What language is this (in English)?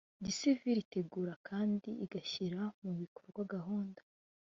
Kinyarwanda